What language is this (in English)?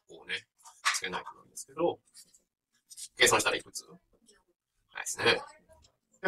Japanese